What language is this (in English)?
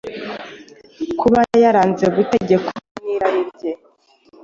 Kinyarwanda